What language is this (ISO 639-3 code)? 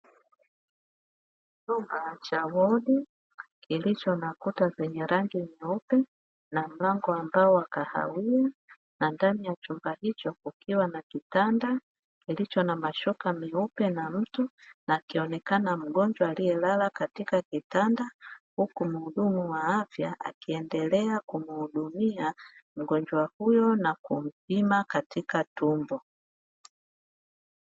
swa